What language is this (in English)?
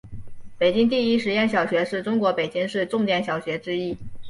Chinese